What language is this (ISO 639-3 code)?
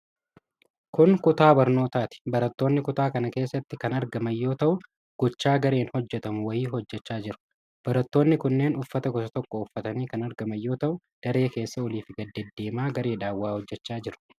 orm